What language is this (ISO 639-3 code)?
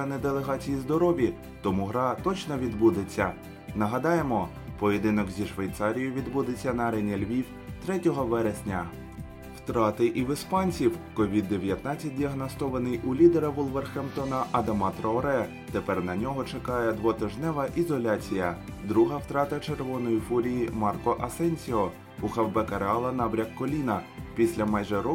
ukr